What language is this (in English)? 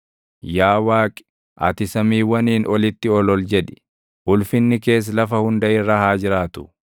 Oromo